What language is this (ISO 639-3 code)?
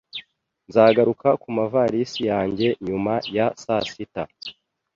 kin